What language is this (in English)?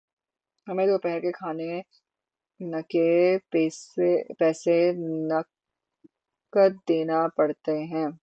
Urdu